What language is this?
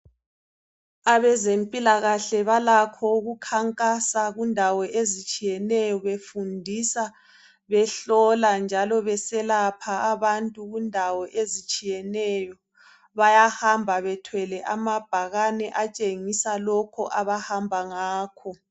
North Ndebele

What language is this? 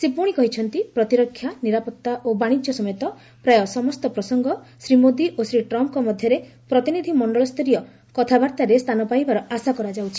Odia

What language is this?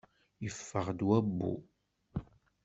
Kabyle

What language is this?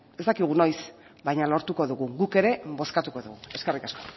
Basque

